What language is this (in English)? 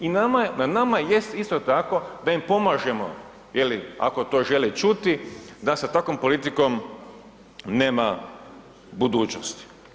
Croatian